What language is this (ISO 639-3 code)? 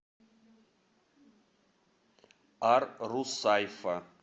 rus